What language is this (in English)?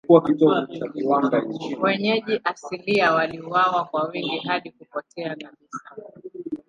Swahili